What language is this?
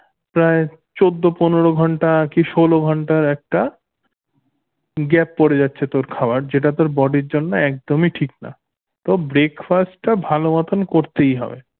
Bangla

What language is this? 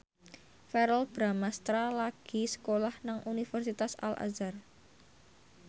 Javanese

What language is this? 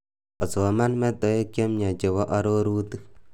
Kalenjin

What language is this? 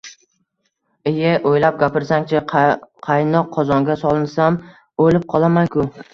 Uzbek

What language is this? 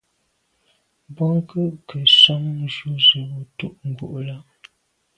Medumba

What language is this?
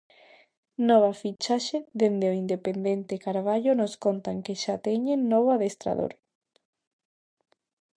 Galician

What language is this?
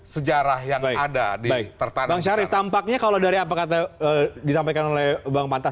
Indonesian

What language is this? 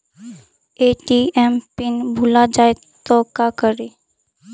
Magahi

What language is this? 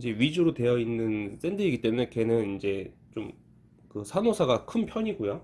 Korean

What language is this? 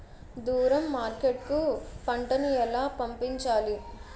Telugu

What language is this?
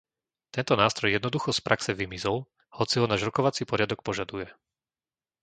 Slovak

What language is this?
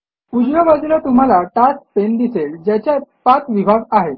Marathi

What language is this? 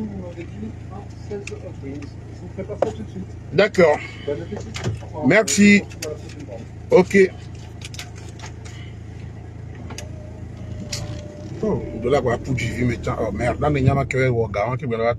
French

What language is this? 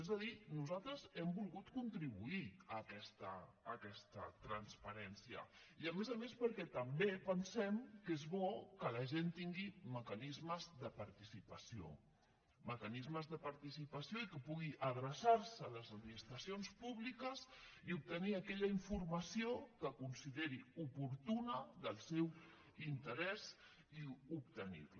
Catalan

